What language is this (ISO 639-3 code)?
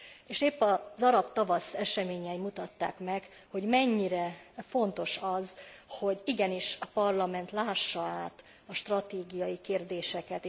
hun